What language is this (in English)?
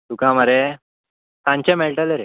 Konkani